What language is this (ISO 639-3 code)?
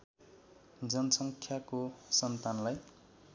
nep